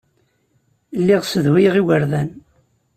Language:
Kabyle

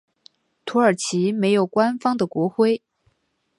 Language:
Chinese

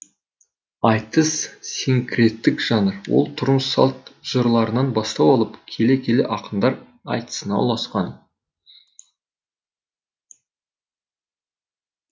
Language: Kazakh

